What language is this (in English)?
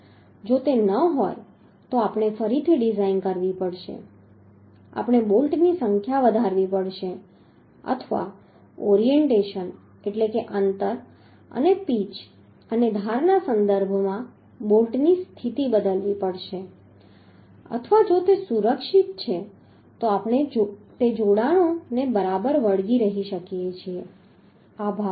Gujarati